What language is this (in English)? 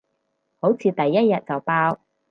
Cantonese